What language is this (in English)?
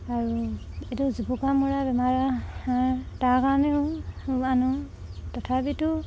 Assamese